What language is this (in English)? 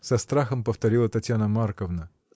Russian